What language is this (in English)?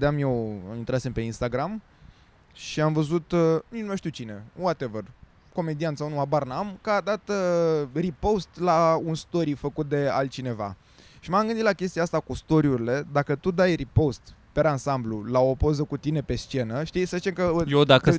Romanian